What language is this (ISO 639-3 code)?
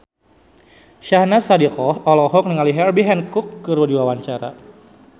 sun